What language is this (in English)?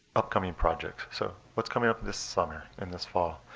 English